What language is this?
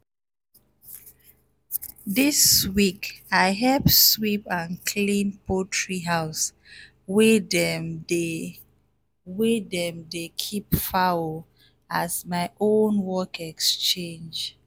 Nigerian Pidgin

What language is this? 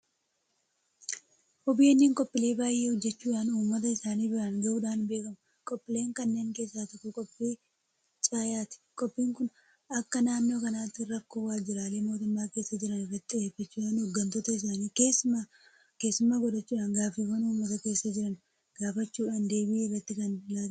Oromo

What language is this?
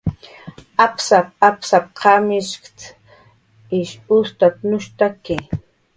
Jaqaru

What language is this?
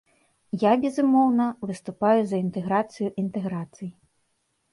Belarusian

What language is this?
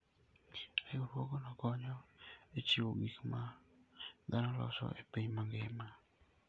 Luo (Kenya and Tanzania)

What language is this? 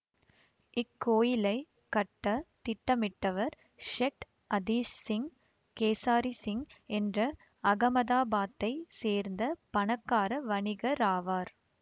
Tamil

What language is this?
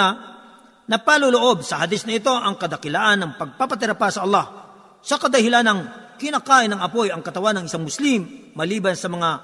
Filipino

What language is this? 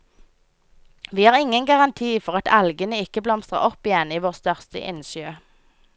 Norwegian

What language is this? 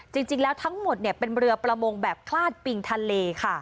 Thai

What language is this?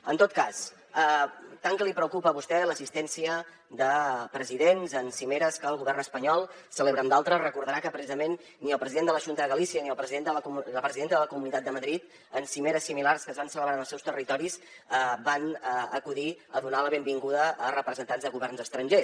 Catalan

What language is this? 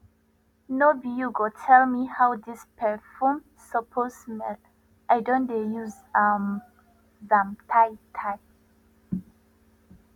Nigerian Pidgin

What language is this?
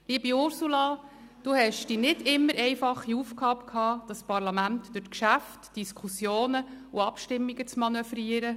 Swiss German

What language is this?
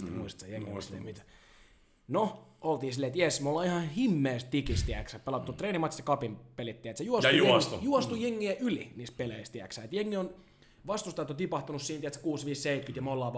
Finnish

